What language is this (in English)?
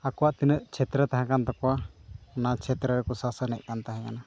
Santali